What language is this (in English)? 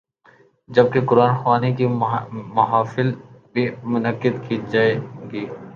Urdu